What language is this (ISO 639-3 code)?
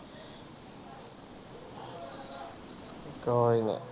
pan